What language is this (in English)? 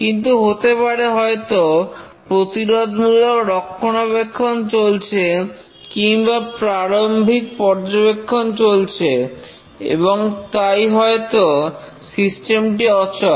Bangla